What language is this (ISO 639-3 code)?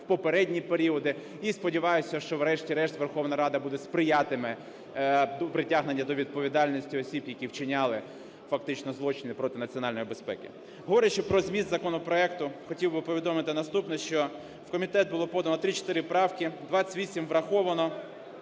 ukr